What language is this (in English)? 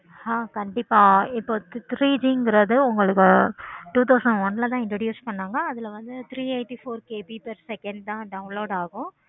Tamil